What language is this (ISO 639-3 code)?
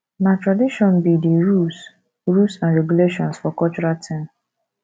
pcm